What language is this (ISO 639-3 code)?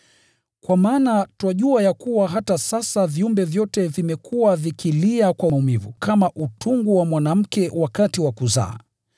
swa